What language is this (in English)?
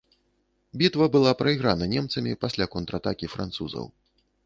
Belarusian